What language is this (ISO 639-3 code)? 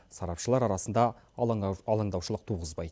kaz